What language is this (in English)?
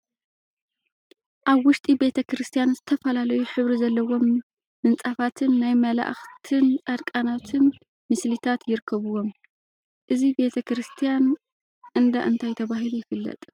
Tigrinya